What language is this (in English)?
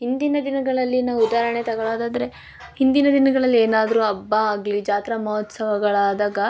Kannada